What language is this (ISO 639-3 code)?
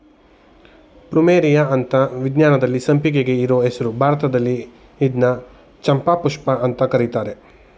kan